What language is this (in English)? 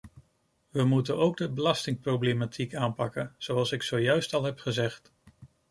Dutch